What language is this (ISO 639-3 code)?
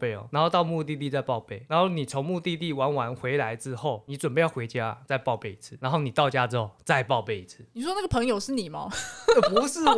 zho